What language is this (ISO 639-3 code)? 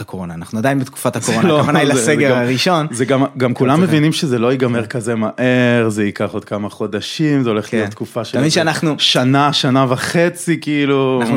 heb